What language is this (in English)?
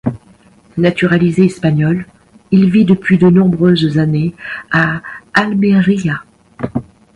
French